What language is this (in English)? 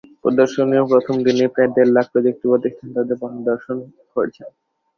Bangla